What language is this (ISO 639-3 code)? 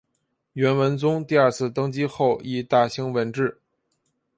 zho